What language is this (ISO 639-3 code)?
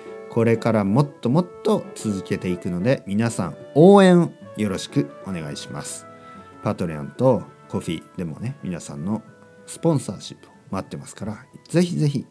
jpn